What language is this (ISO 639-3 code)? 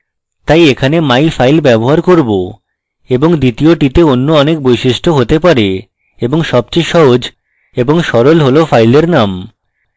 ben